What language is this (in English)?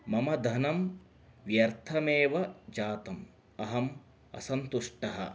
Sanskrit